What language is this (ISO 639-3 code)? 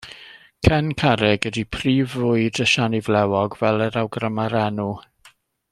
cym